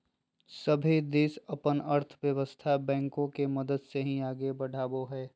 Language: Magahi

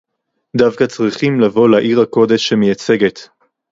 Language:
Hebrew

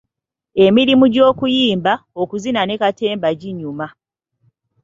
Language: Ganda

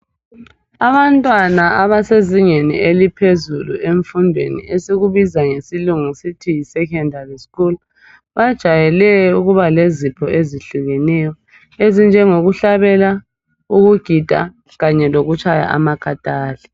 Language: North Ndebele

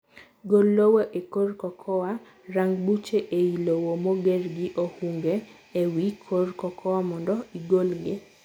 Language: Luo (Kenya and Tanzania)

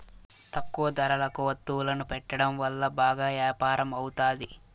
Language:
Telugu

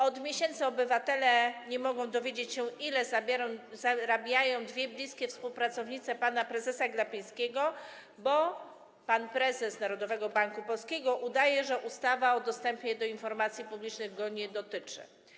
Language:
Polish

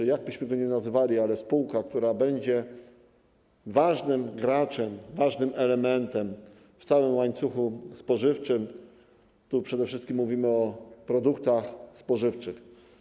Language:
Polish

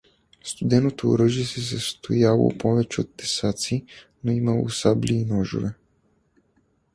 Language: Bulgarian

